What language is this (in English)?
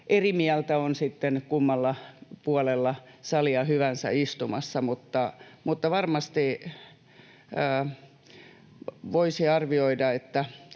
Finnish